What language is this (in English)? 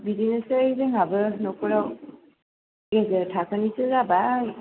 Bodo